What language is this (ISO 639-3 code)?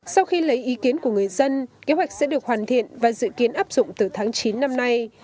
vie